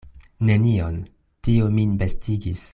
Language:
Esperanto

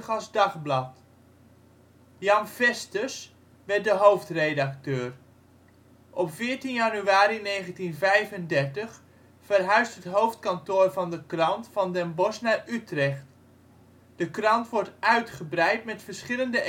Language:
Dutch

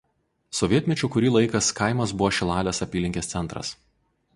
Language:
Lithuanian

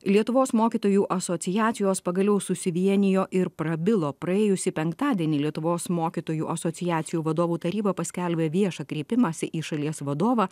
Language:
Lithuanian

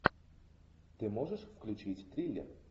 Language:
Russian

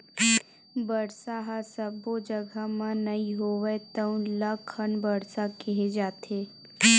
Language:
Chhattisgarhi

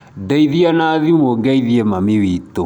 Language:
Kikuyu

